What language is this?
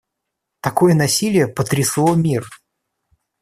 Russian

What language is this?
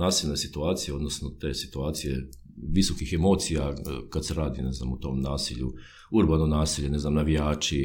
Croatian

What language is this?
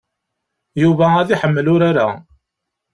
Kabyle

